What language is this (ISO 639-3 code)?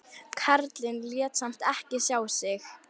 isl